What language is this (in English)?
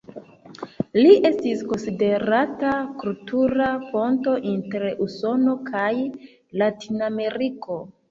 Esperanto